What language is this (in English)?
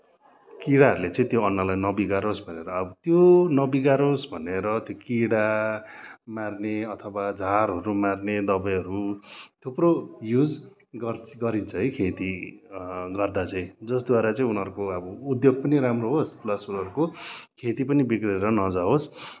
Nepali